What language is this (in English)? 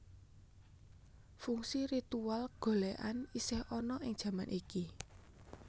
Javanese